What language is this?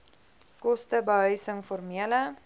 Afrikaans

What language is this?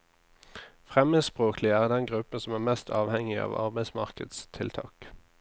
Norwegian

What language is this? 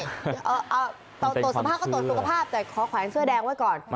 Thai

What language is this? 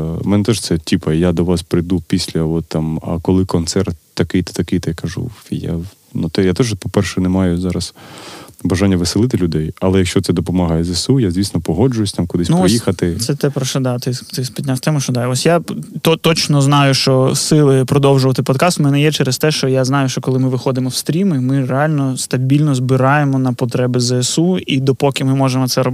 Ukrainian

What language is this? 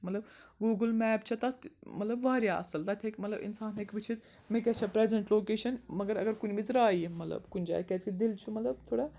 Kashmiri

